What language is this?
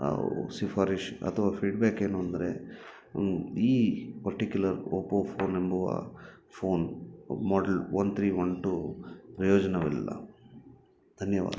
Kannada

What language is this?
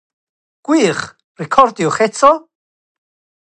Welsh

